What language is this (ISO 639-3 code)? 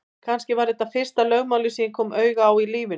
isl